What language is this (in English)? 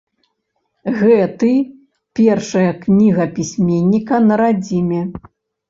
Belarusian